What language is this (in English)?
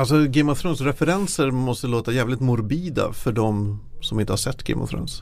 Swedish